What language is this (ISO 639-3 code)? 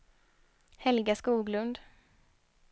swe